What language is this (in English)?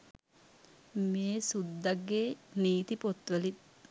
Sinhala